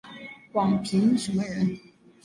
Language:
Chinese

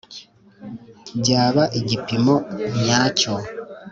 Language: Kinyarwanda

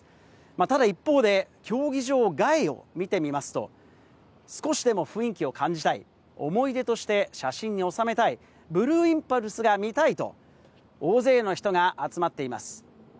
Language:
Japanese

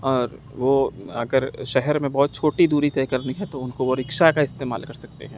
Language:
Urdu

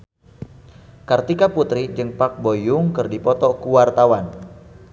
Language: Sundanese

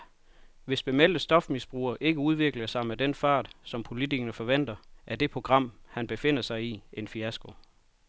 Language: Danish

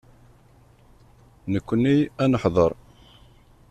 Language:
Kabyle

